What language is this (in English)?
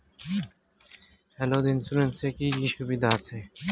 Bangla